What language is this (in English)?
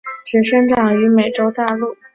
Chinese